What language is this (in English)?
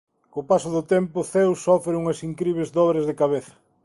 Galician